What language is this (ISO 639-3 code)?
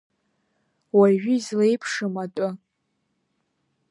abk